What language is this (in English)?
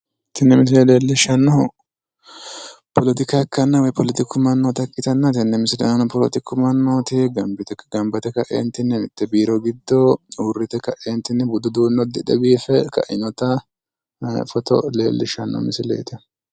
Sidamo